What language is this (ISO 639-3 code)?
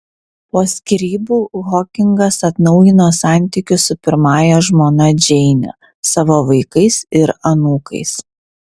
lit